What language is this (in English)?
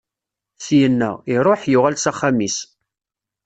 Kabyle